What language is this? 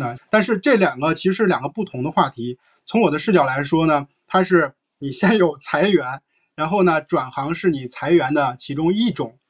Chinese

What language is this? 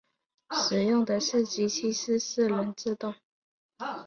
Chinese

